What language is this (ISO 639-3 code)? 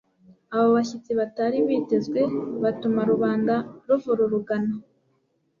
kin